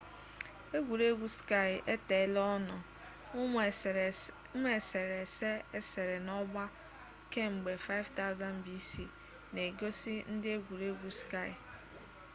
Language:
Igbo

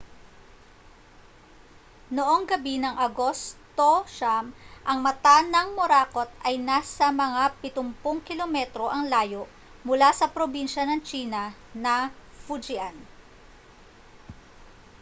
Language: Filipino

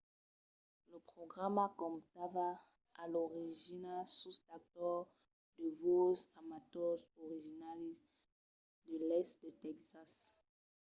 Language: Occitan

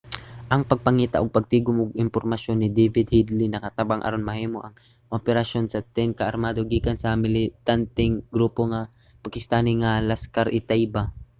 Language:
Cebuano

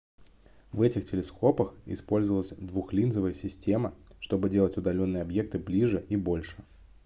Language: Russian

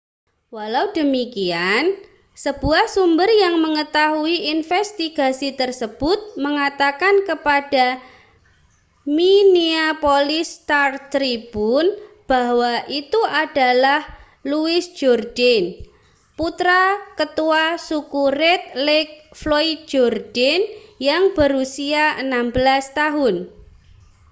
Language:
Indonesian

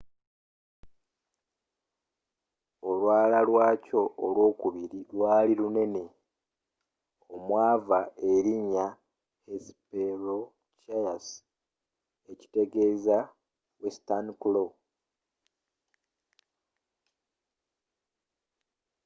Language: Ganda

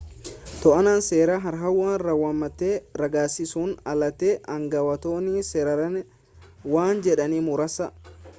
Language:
Oromo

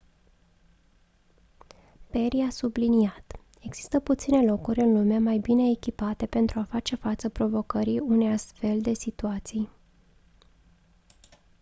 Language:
Romanian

